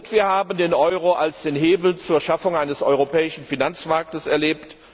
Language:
German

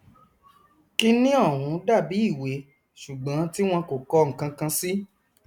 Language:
Yoruba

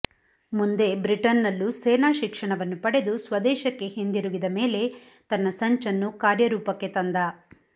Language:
Kannada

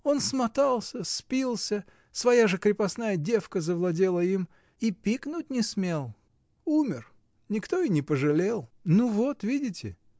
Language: Russian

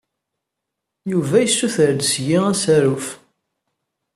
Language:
Kabyle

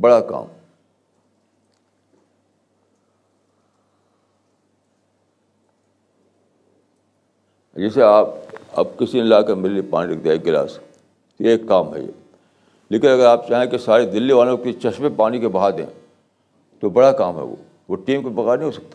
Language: Urdu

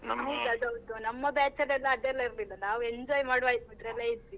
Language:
Kannada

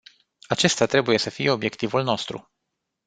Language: Romanian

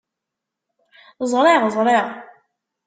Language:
Kabyle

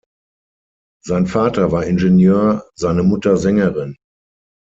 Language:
German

